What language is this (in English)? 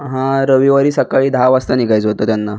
Marathi